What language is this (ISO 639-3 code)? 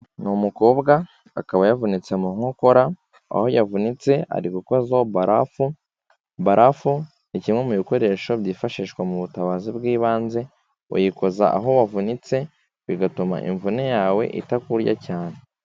kin